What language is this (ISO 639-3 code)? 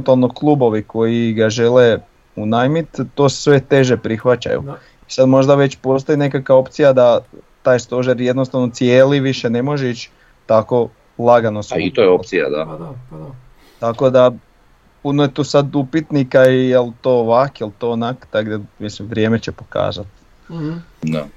hrv